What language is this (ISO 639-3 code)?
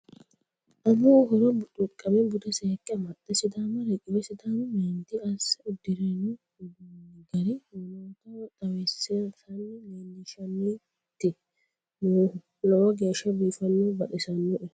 sid